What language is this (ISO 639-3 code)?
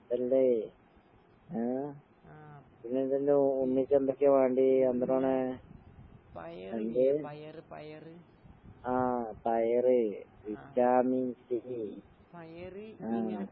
mal